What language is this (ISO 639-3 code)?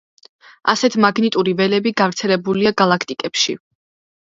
kat